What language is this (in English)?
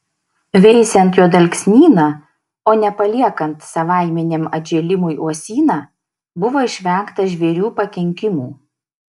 Lithuanian